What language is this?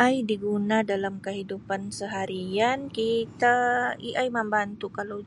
Sabah Malay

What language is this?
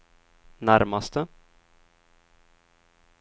Swedish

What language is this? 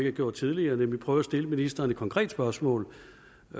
Danish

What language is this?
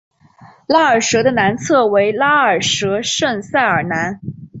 Chinese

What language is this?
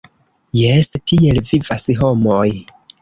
Esperanto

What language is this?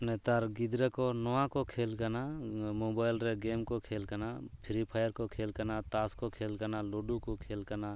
Santali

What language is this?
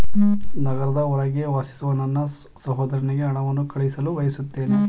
Kannada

